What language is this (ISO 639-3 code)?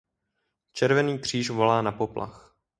ces